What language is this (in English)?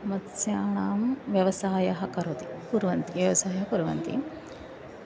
Sanskrit